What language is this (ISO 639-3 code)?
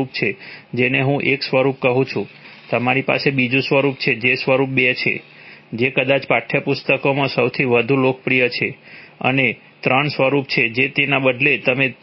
guj